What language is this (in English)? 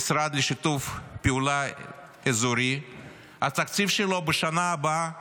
Hebrew